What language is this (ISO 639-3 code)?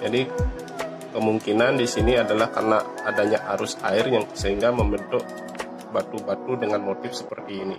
ind